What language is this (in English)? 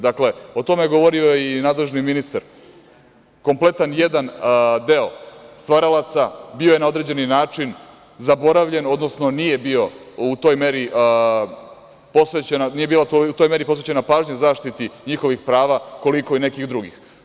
Serbian